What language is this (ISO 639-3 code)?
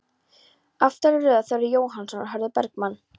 isl